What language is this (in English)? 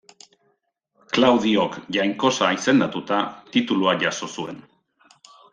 Basque